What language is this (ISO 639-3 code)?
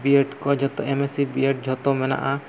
sat